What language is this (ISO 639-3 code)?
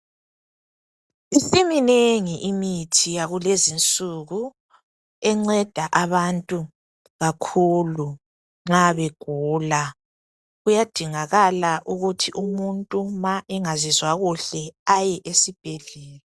nde